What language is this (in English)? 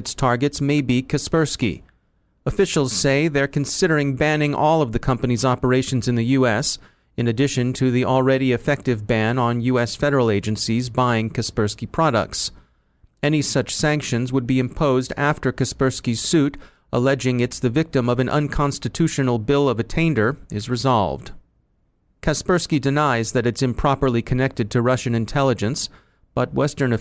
English